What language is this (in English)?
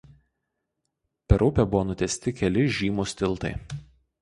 Lithuanian